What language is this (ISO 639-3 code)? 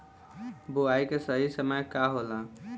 bho